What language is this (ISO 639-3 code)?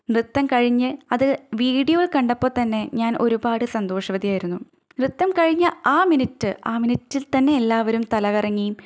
mal